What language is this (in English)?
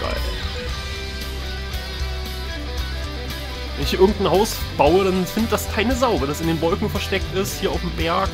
German